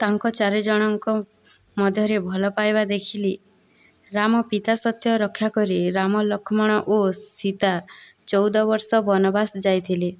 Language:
Odia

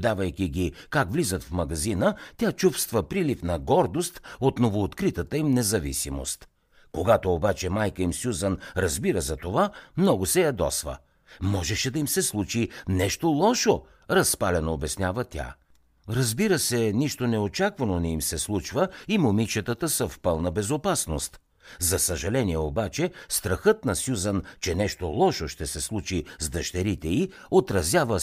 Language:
Bulgarian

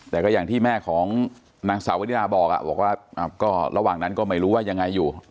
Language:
Thai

